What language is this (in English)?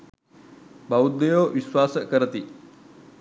Sinhala